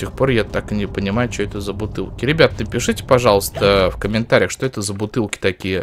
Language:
Russian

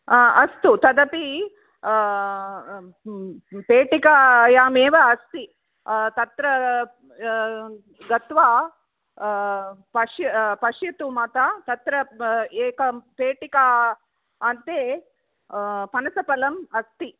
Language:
Sanskrit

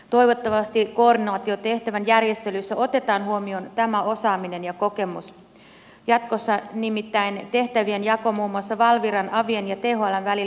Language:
Finnish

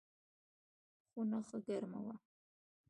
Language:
Pashto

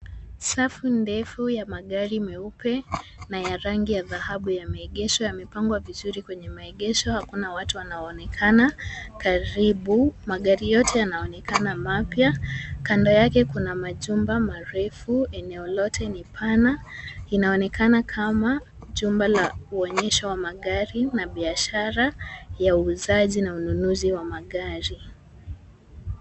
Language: Swahili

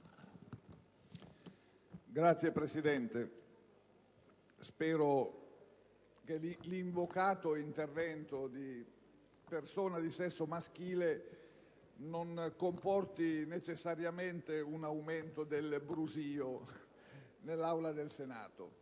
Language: Italian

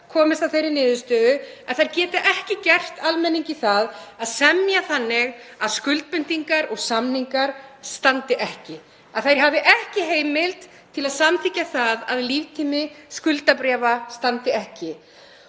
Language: Icelandic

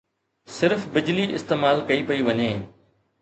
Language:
Sindhi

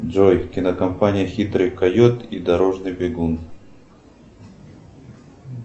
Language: Russian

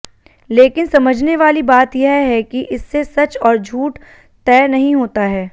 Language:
Hindi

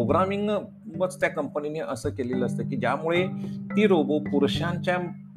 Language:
Marathi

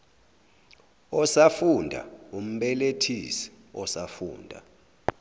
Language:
Zulu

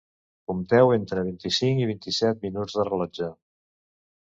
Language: Catalan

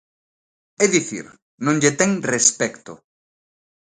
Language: Galician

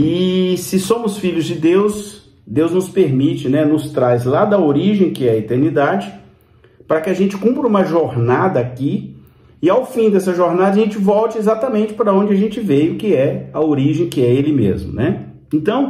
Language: Portuguese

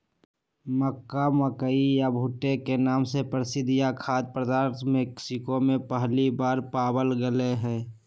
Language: Magahi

